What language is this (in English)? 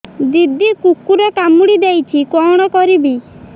Odia